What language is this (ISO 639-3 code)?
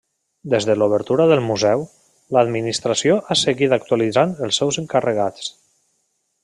cat